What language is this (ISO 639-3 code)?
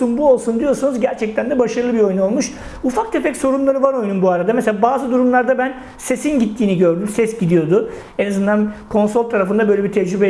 tur